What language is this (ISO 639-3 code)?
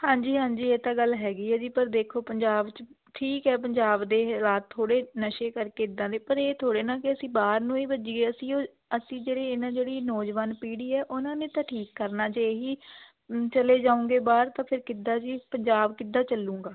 pan